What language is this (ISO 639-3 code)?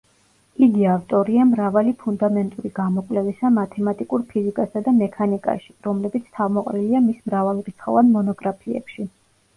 kat